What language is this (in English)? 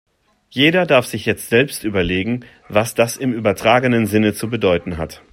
German